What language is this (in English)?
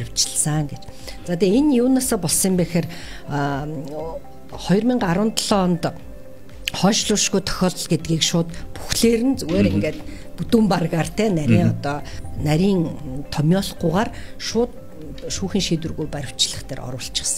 Turkish